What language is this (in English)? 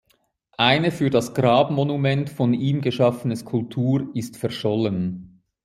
German